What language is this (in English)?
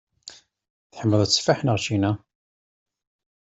Kabyle